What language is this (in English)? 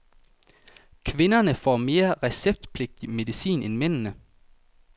Danish